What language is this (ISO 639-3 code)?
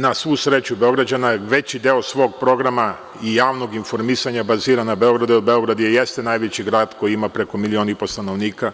srp